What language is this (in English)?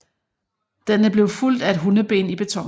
Danish